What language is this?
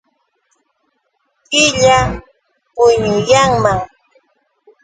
Yauyos Quechua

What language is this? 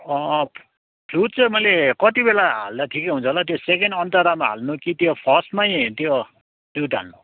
Nepali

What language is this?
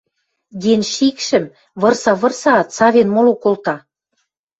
Western Mari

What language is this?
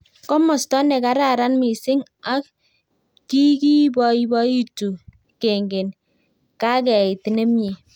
Kalenjin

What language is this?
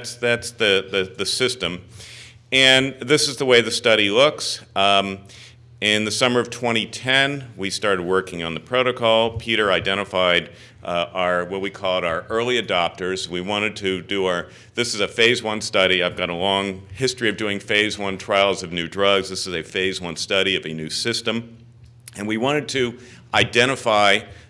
English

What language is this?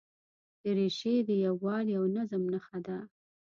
Pashto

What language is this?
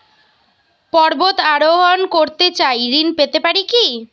Bangla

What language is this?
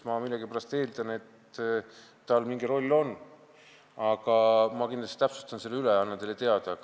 Estonian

